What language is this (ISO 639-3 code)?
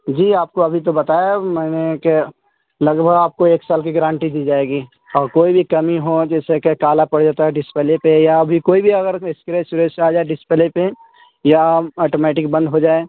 urd